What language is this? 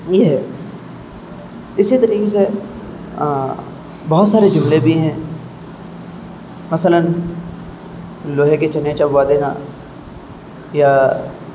Urdu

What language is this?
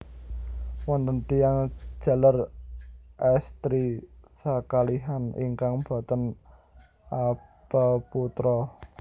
Javanese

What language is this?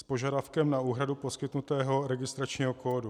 Czech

